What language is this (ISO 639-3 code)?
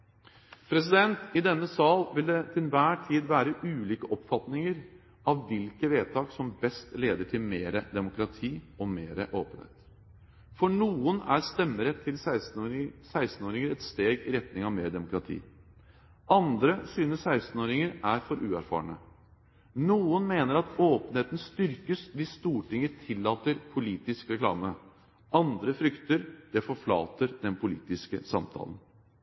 nob